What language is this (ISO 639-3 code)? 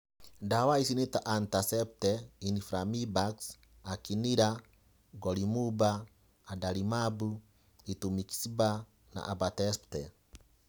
kik